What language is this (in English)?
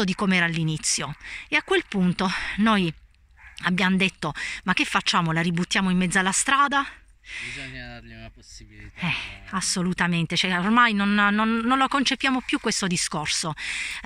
Italian